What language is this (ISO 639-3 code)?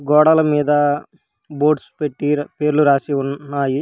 tel